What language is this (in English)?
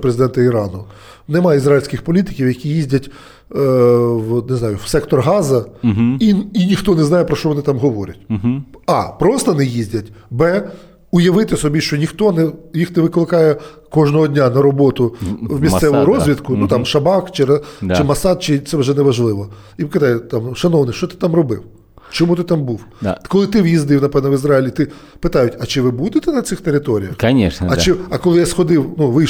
Ukrainian